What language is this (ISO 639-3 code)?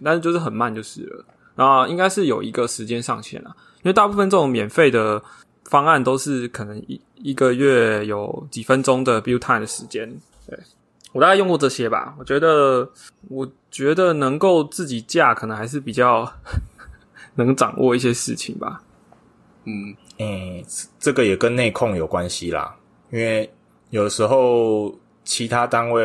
zho